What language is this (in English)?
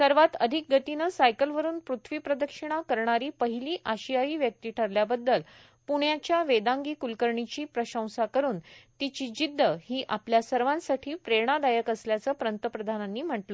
Marathi